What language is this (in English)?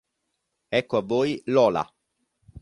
Italian